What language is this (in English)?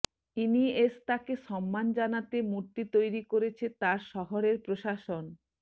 Bangla